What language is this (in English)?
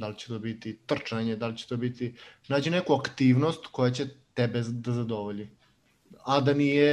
Croatian